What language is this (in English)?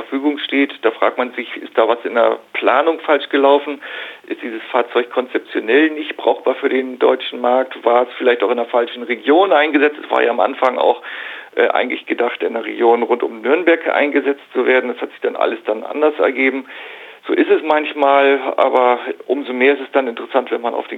German